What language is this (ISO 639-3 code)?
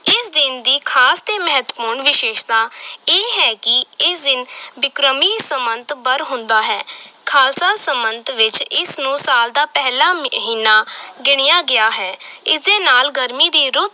pan